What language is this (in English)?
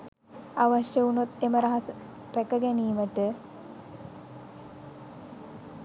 Sinhala